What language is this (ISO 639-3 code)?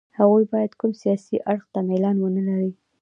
pus